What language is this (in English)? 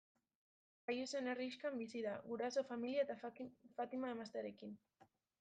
Basque